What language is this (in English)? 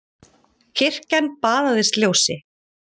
Icelandic